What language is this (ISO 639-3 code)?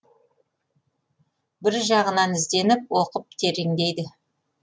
kaz